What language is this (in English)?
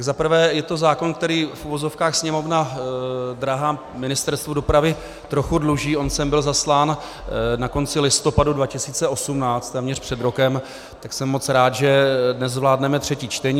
Czech